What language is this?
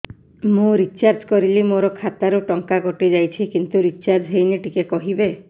Odia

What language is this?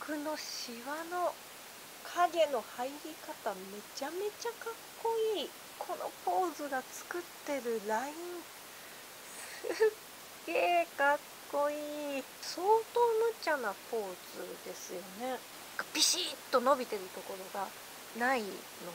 Japanese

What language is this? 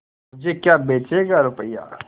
Hindi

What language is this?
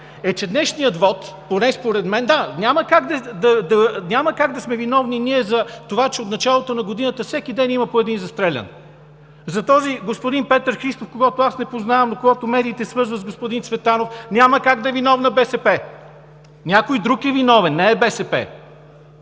Bulgarian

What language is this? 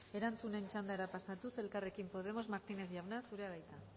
Basque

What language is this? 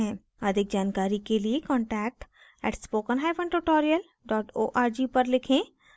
Hindi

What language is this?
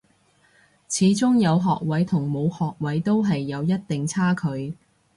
Cantonese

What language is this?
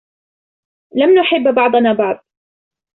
Arabic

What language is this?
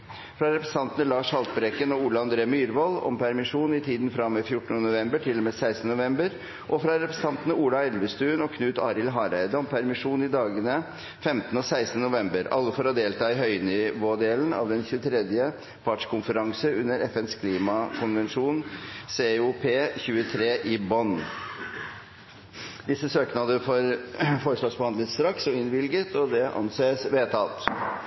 Norwegian Bokmål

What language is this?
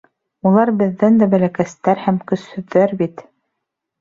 Bashkir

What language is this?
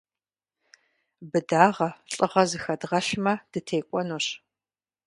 Kabardian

